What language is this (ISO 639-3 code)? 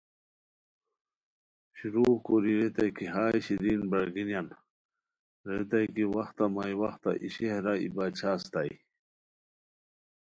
khw